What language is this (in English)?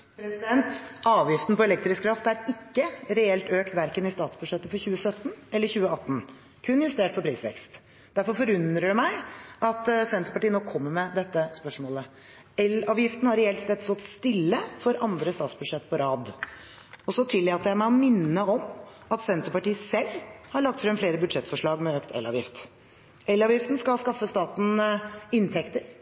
Norwegian Bokmål